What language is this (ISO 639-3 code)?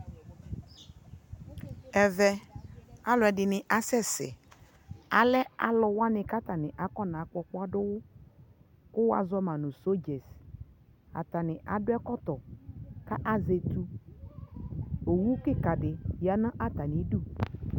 kpo